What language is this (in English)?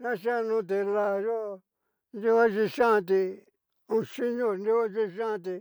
Cacaloxtepec Mixtec